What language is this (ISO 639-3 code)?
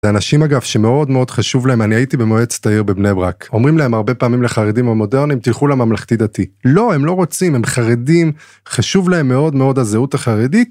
heb